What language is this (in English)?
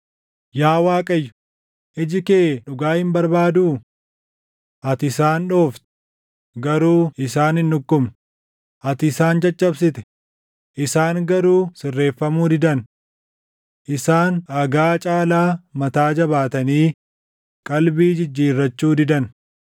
Oromo